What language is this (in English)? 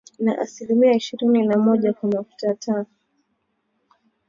Swahili